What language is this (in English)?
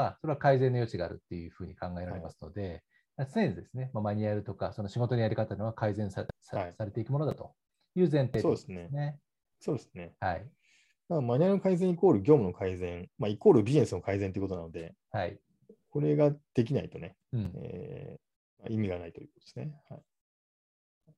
Japanese